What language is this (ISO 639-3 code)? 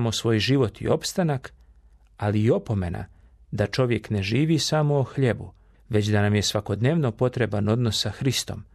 hrv